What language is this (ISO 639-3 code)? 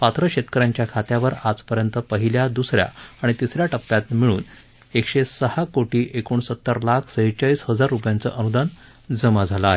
mar